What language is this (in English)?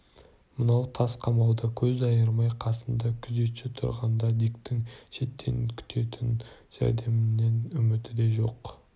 Kazakh